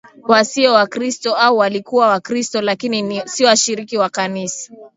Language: Swahili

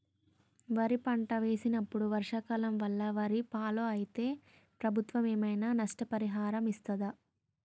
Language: Telugu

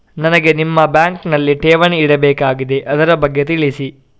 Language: Kannada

